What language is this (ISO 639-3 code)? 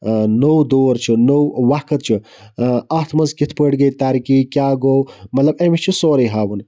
kas